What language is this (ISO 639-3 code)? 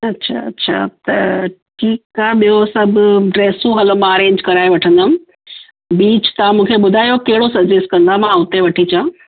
snd